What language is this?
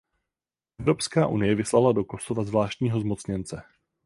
Czech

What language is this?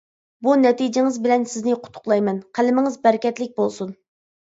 Uyghur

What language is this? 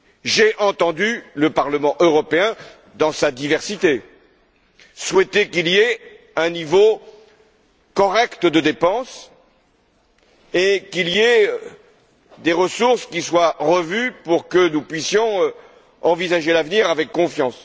French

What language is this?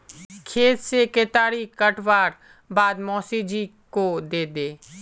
Magahi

